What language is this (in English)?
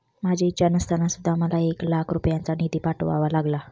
Marathi